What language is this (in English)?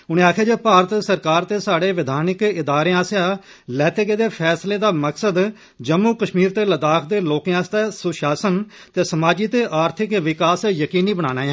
Dogri